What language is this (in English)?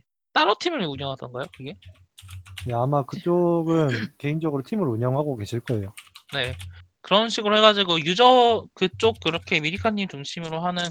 Korean